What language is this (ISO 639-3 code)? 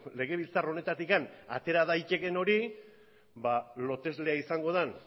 eus